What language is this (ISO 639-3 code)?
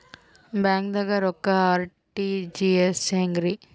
kan